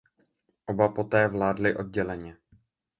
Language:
Czech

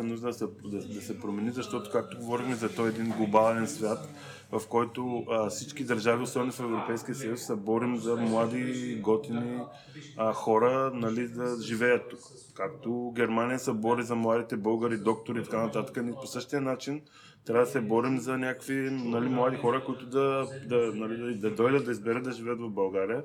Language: Bulgarian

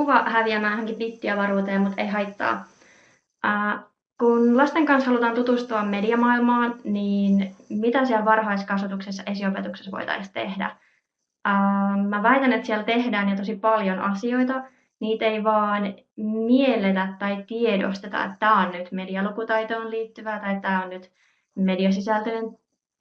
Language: Finnish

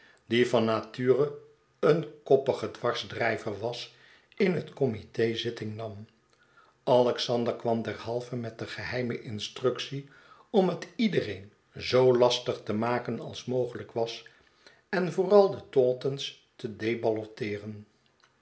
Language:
Dutch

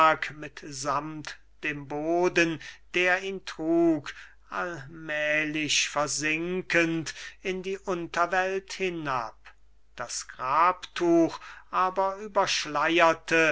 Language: German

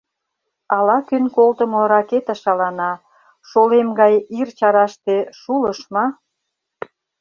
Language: Mari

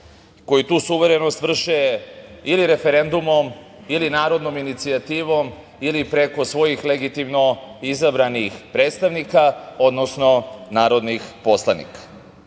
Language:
Serbian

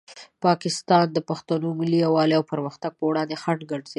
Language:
Pashto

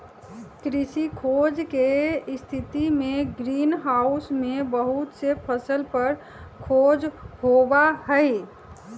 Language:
Magahi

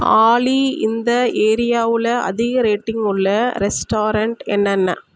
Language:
Tamil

